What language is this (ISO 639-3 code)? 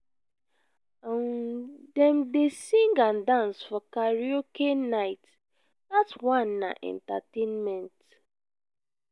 pcm